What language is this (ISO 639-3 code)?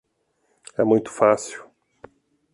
por